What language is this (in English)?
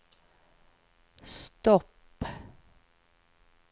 Swedish